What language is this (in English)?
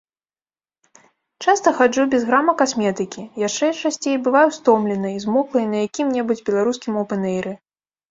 Belarusian